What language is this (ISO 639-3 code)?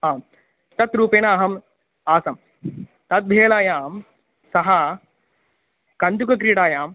san